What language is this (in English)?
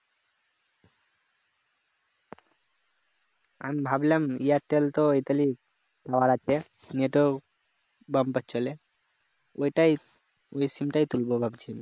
Bangla